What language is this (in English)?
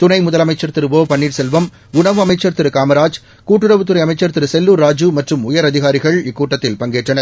Tamil